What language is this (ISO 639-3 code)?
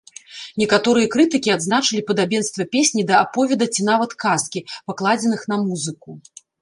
bel